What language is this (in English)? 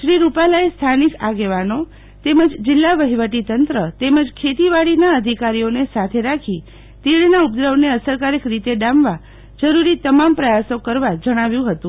Gujarati